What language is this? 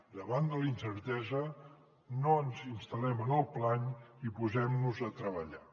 Catalan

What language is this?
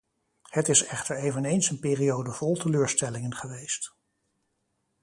Dutch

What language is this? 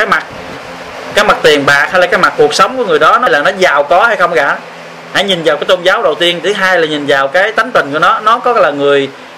Vietnamese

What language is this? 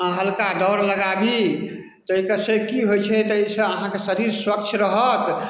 Maithili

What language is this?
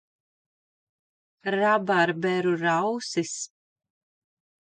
Latvian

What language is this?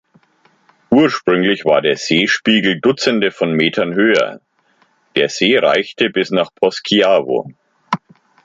German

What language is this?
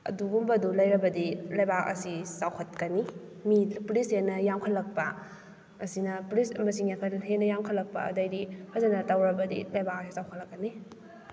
Manipuri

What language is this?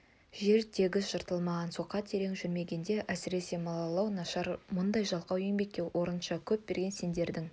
Kazakh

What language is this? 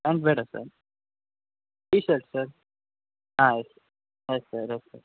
Kannada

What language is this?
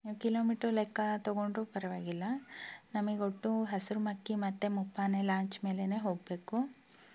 Kannada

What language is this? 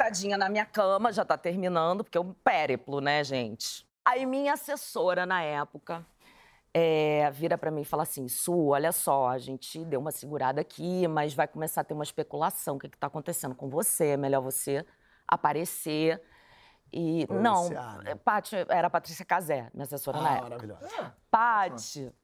Portuguese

